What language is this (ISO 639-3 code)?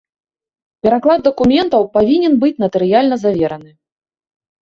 bel